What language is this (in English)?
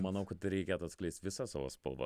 Lithuanian